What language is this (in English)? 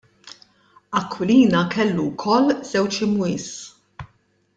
Maltese